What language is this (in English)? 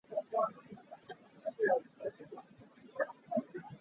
Hakha Chin